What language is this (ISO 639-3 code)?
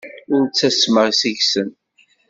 kab